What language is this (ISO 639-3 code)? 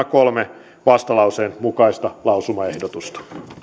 fin